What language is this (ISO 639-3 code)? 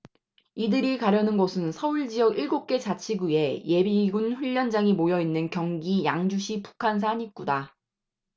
kor